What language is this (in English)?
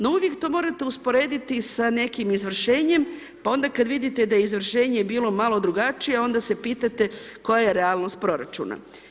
Croatian